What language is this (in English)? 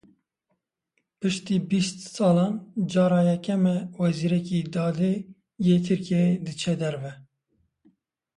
Kurdish